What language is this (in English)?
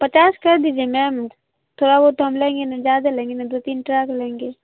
Urdu